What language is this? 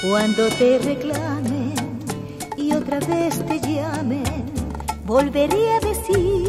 Spanish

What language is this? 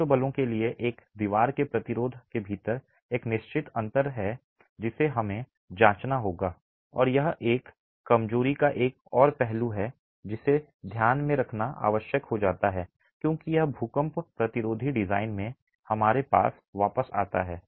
Hindi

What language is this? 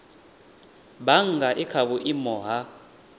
Venda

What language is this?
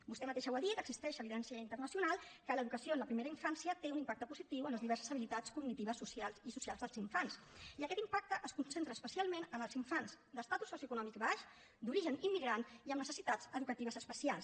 Catalan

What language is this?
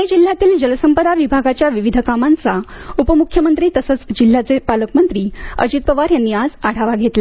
Marathi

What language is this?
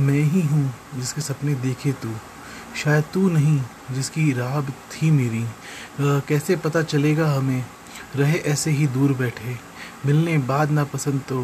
Hindi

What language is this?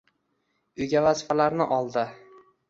Uzbek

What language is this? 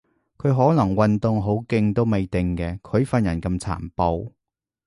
Cantonese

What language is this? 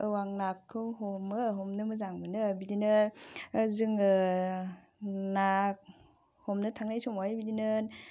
Bodo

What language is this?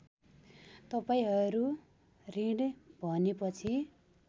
Nepali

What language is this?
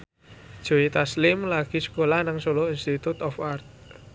Javanese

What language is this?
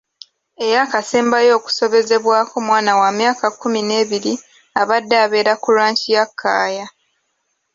Ganda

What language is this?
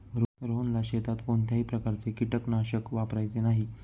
Marathi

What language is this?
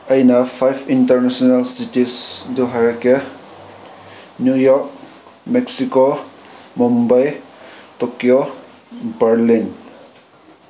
Manipuri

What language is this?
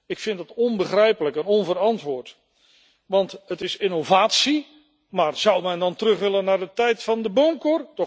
Dutch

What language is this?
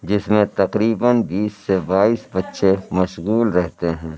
Urdu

